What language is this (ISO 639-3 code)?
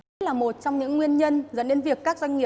vie